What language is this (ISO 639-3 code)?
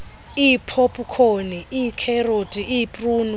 xho